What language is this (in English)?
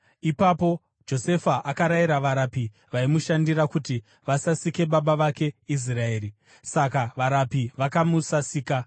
Shona